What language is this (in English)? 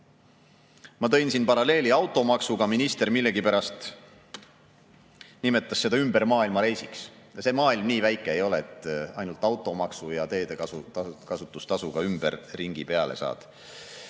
Estonian